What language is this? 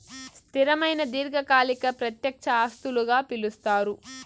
Telugu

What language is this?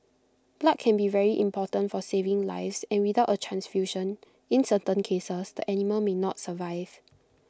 English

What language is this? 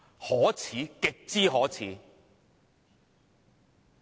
Cantonese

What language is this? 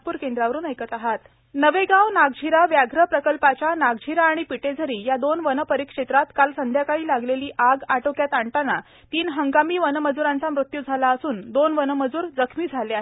Marathi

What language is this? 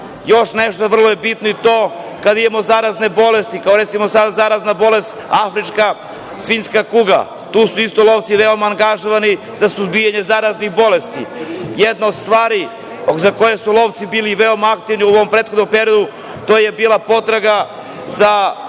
Serbian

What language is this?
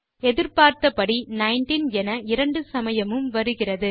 Tamil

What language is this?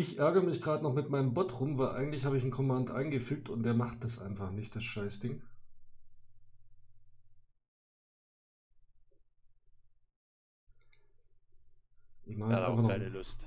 German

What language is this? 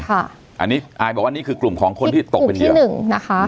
Thai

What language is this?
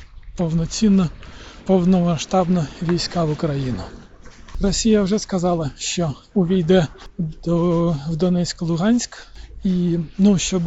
Ukrainian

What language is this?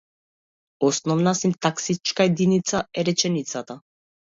Macedonian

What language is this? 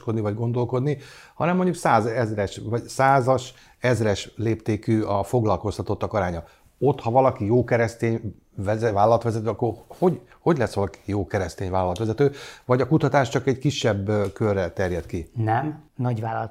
Hungarian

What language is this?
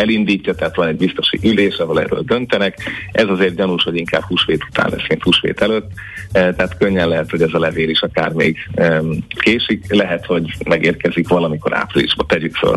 Hungarian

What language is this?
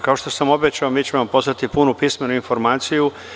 Serbian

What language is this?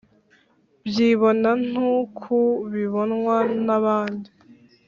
Kinyarwanda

